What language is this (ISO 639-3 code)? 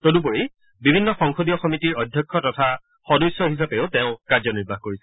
asm